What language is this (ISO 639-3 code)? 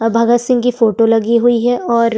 hin